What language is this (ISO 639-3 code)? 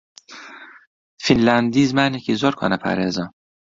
ckb